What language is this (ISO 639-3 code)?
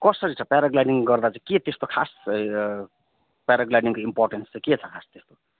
nep